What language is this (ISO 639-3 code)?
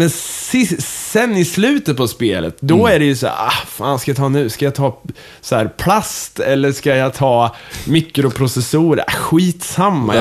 swe